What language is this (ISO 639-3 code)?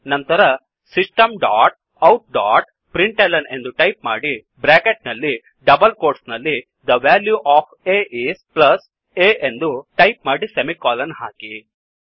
kan